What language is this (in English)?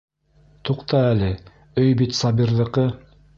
Bashkir